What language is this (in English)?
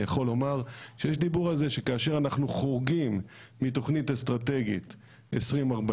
Hebrew